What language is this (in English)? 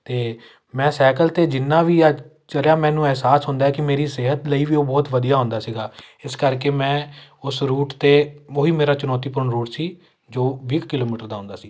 Punjabi